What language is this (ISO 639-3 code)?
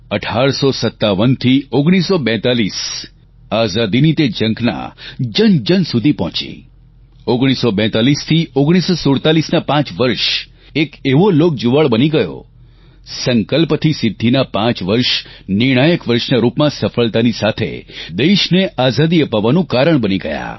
guj